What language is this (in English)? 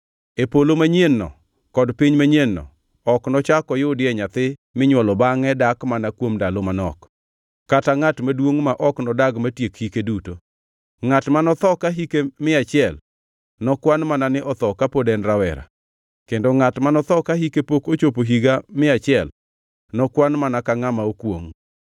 Luo (Kenya and Tanzania)